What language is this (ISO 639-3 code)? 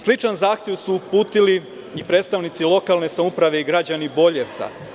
srp